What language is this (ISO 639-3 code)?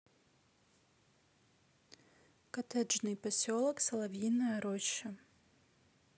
rus